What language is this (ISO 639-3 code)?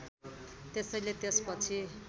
nep